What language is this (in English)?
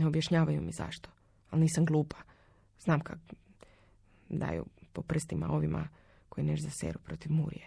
Croatian